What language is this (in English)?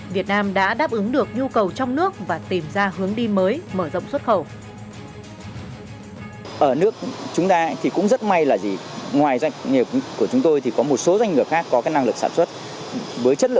Vietnamese